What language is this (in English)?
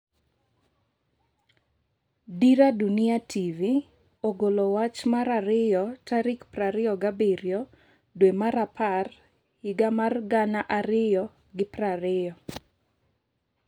Luo (Kenya and Tanzania)